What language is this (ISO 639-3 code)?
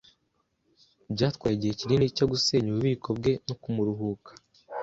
kin